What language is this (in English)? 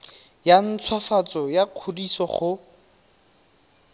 Tswana